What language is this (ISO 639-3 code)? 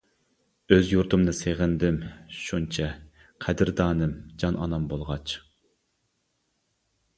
uig